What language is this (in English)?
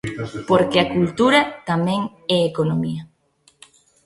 Galician